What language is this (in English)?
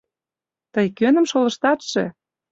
Mari